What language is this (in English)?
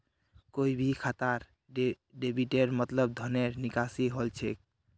Magahi